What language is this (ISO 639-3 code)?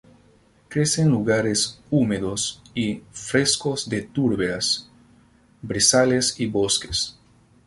spa